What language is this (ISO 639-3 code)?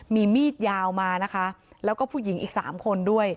tha